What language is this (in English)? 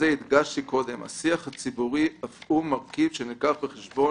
Hebrew